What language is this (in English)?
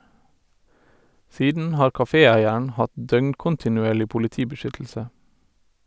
Norwegian